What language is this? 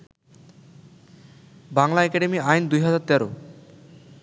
Bangla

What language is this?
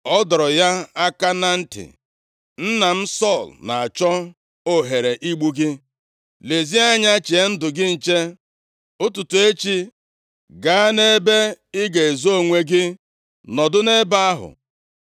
Igbo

